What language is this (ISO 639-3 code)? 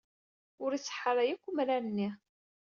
kab